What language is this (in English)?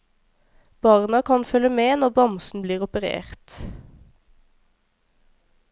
Norwegian